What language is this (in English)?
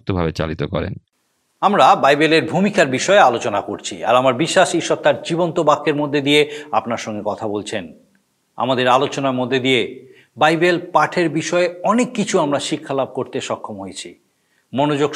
Bangla